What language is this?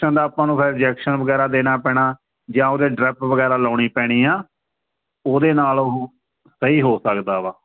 Punjabi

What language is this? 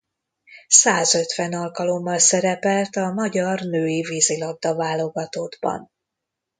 Hungarian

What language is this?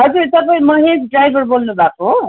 Nepali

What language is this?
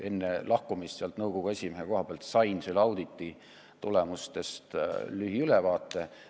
Estonian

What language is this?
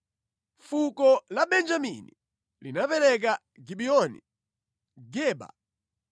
Nyanja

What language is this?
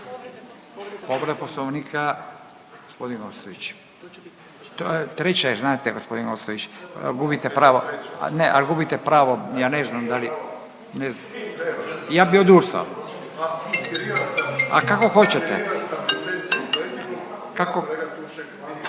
Croatian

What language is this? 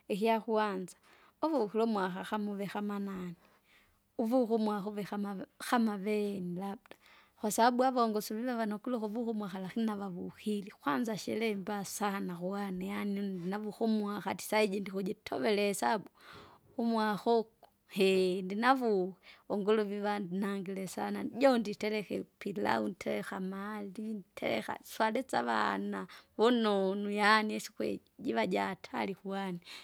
Kinga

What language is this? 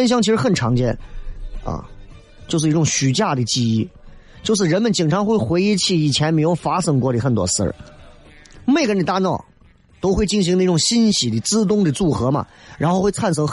Chinese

